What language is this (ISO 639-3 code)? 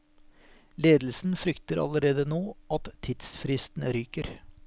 nor